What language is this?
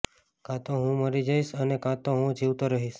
Gujarati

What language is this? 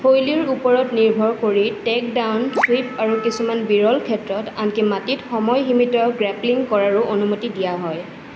Assamese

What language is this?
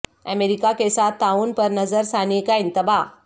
Urdu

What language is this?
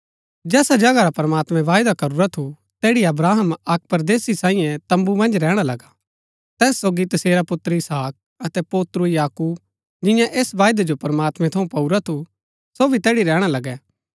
Gaddi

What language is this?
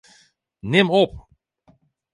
Western Frisian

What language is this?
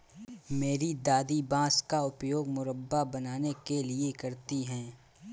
Hindi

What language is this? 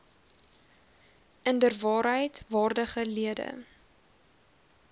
Afrikaans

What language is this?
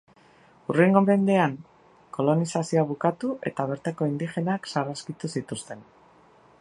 Basque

